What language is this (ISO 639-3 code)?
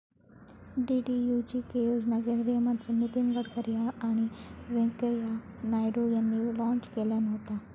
mar